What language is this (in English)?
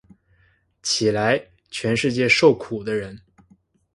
Chinese